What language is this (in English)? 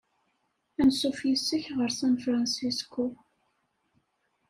Kabyle